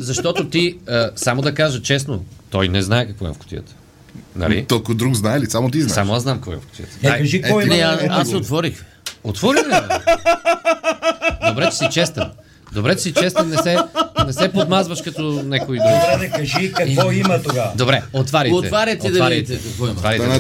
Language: Bulgarian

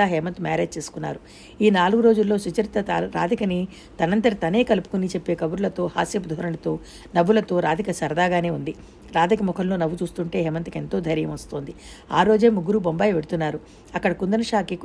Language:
Telugu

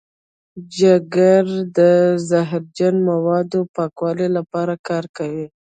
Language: Pashto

